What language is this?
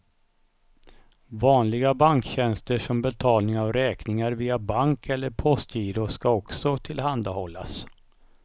Swedish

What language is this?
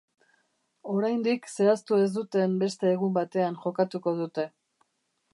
Basque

